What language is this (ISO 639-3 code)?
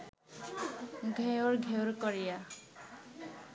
ben